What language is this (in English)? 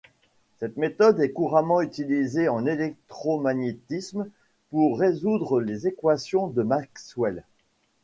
French